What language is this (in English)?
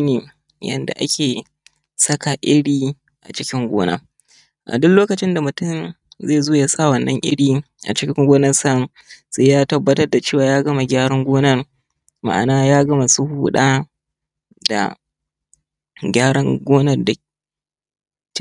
Hausa